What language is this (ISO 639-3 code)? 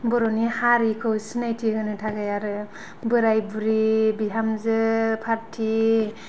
brx